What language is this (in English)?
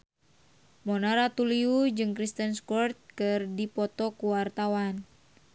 Sundanese